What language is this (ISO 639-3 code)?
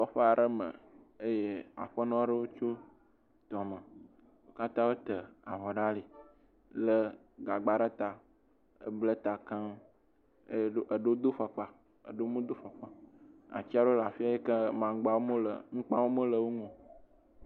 ewe